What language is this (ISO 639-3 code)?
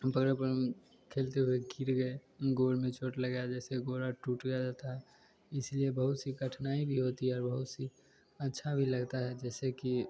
hin